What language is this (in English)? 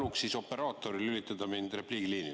Estonian